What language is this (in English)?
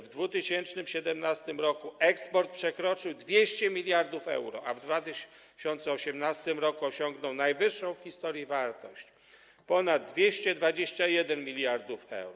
Polish